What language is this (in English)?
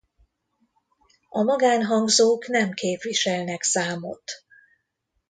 Hungarian